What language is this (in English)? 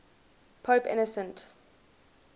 English